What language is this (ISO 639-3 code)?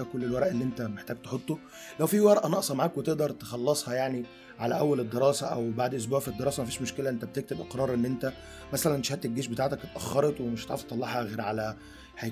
ara